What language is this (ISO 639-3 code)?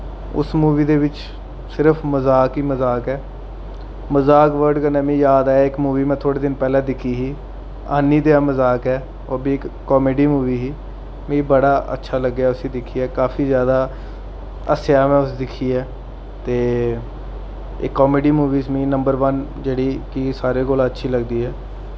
doi